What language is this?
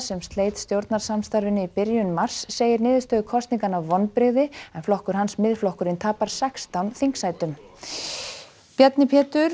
Icelandic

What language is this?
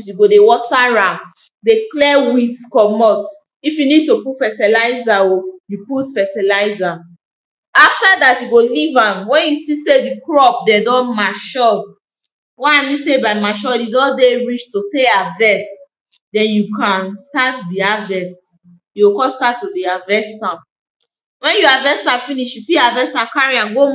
Nigerian Pidgin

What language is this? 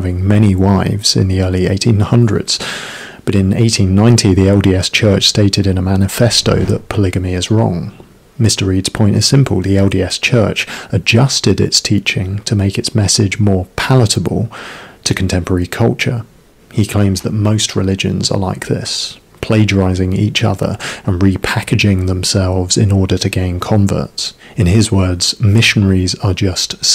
English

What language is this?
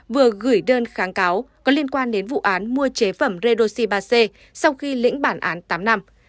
Vietnamese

